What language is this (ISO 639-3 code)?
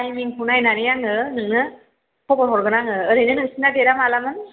brx